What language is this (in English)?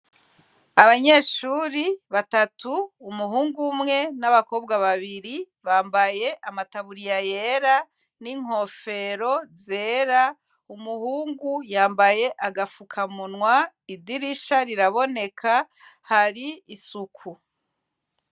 Rundi